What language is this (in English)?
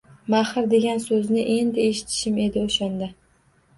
Uzbek